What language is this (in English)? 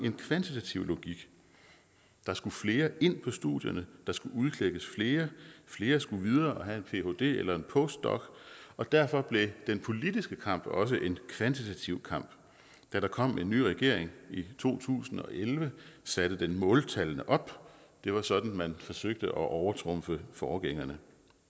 Danish